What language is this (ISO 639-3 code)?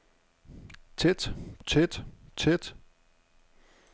dan